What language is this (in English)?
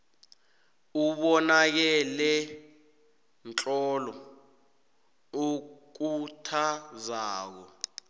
South Ndebele